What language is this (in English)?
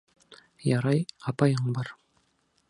Bashkir